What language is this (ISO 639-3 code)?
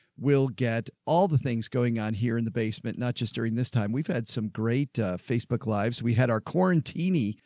eng